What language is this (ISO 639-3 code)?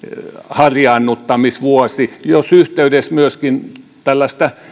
fin